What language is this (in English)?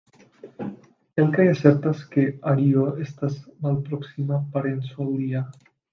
Esperanto